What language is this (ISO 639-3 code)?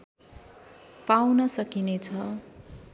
nep